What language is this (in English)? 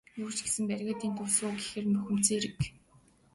Mongolian